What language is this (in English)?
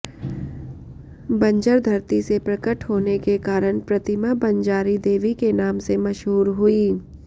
Hindi